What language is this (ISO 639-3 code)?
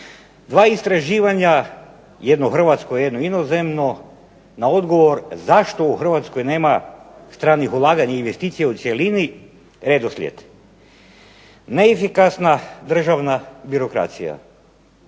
hrv